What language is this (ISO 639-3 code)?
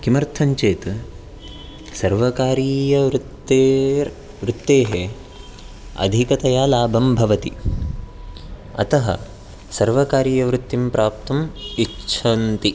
san